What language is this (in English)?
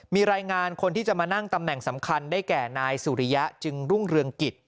Thai